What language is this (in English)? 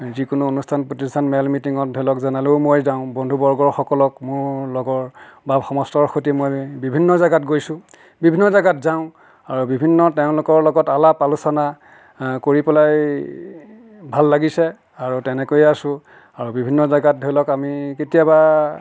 Assamese